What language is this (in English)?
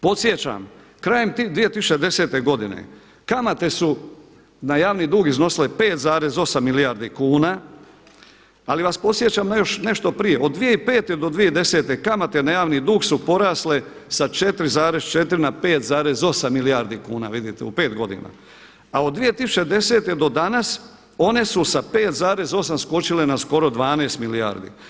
Croatian